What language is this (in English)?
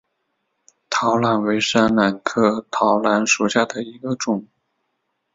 Chinese